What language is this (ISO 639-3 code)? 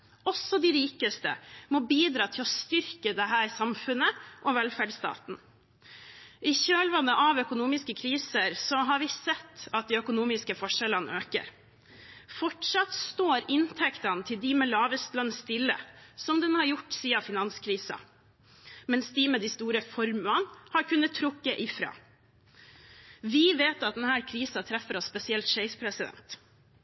nob